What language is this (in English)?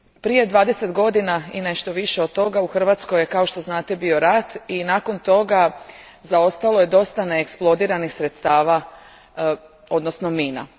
Croatian